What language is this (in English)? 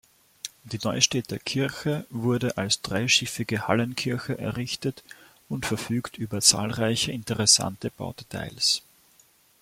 German